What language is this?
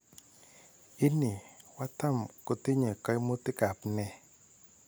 Kalenjin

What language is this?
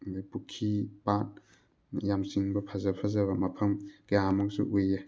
Manipuri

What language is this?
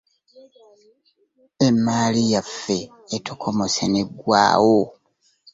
Ganda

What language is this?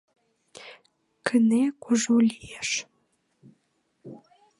Mari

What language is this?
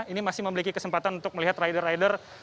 Indonesian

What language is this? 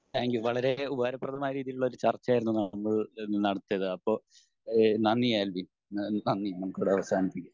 Malayalam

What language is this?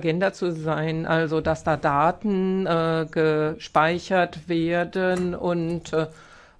German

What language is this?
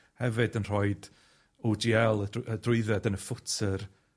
Welsh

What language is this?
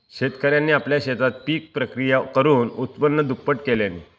Marathi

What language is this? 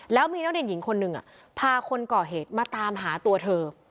Thai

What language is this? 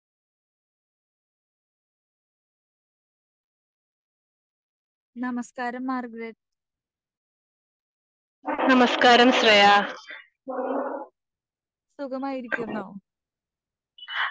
Malayalam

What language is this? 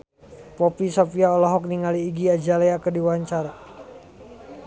Sundanese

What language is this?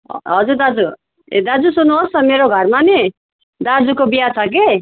Nepali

